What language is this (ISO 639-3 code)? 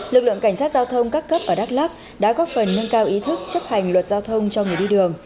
vie